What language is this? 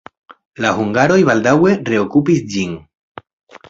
Esperanto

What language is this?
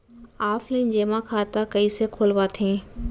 Chhattisgarhi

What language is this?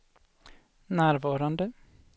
Swedish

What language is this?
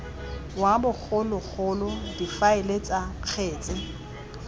Tswana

